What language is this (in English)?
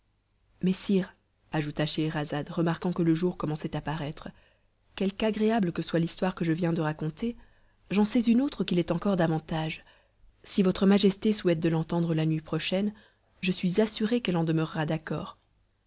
French